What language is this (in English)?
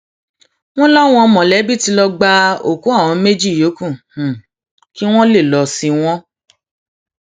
Yoruba